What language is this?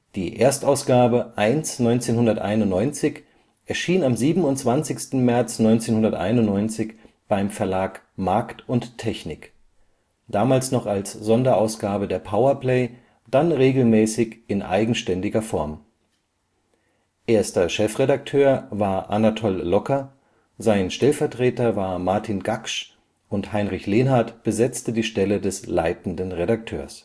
German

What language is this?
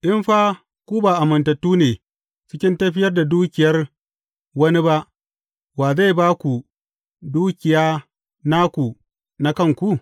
Hausa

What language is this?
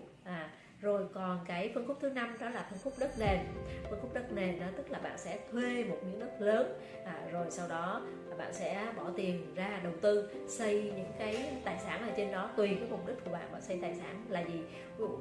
Vietnamese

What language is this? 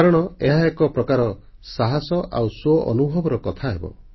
Odia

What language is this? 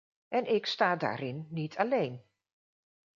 Dutch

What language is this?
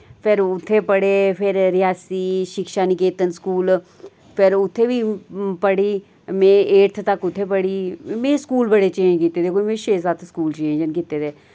Dogri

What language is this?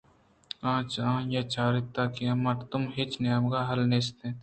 Eastern Balochi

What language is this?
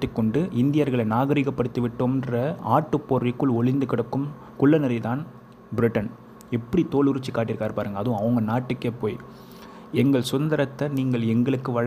Tamil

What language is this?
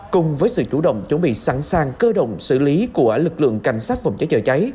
Vietnamese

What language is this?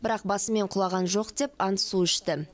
Kazakh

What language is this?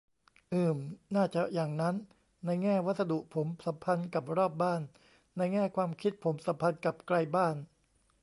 Thai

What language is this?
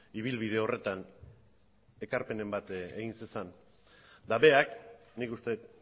Basque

